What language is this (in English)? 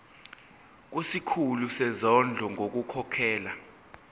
Zulu